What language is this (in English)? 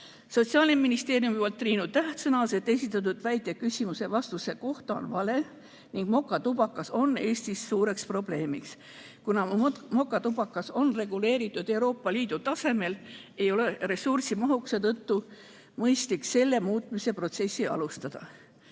Estonian